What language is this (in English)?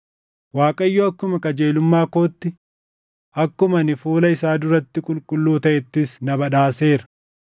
Oromo